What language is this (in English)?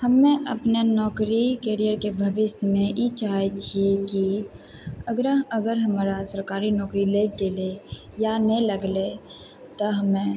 Maithili